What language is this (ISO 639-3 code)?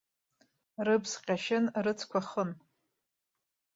abk